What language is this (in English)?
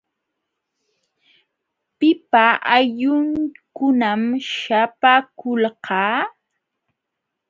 Jauja Wanca Quechua